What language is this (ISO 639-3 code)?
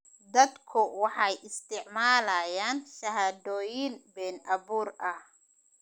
som